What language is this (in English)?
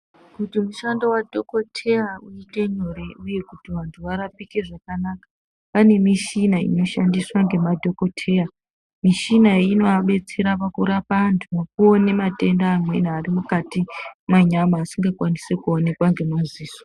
Ndau